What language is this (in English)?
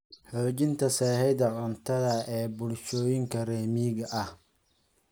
Somali